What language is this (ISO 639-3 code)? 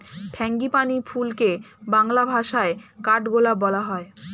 ben